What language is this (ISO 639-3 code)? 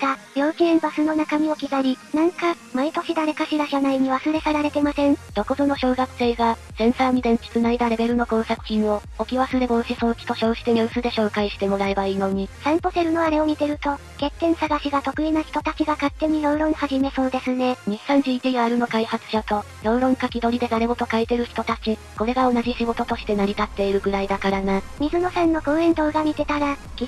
jpn